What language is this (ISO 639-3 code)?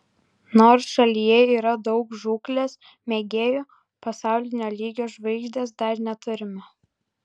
lit